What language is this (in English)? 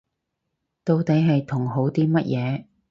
Cantonese